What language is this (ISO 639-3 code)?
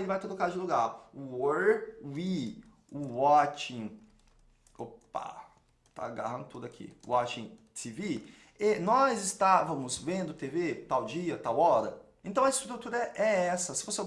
por